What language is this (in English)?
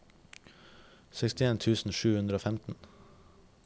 Norwegian